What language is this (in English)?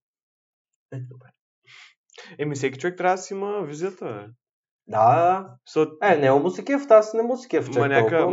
Bulgarian